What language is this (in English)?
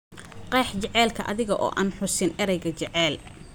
Somali